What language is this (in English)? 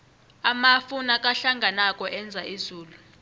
South Ndebele